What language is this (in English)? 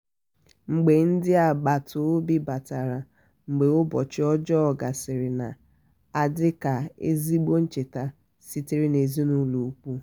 Igbo